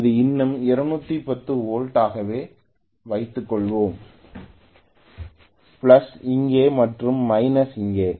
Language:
Tamil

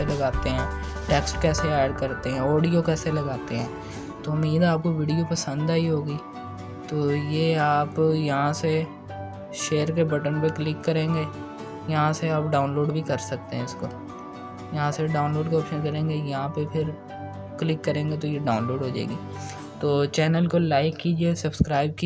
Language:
Urdu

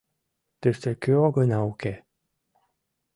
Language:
Mari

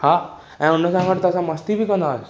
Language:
Sindhi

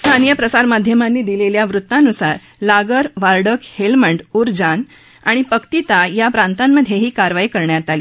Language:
Marathi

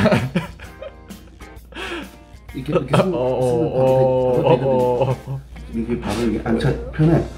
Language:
Korean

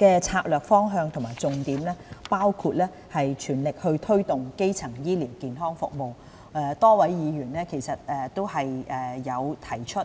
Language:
Cantonese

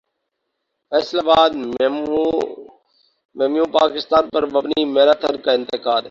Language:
Urdu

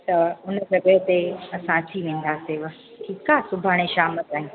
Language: Sindhi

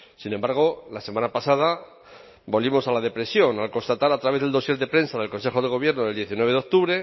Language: Spanish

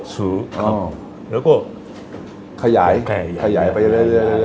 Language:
Thai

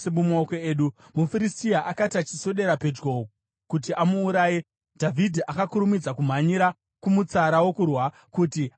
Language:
Shona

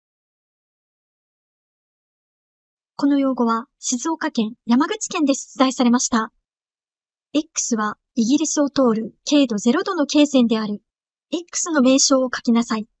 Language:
Japanese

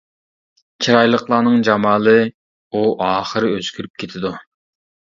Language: Uyghur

